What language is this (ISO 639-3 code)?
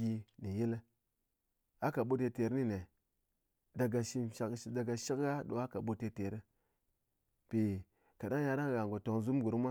anc